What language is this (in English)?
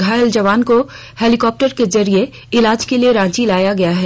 Hindi